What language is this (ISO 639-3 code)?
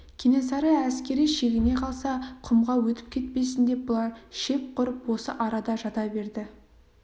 kaz